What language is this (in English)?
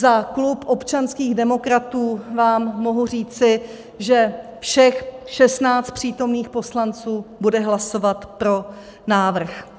Czech